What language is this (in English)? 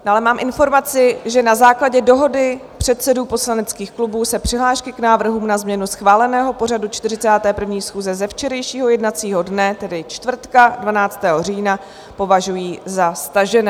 Czech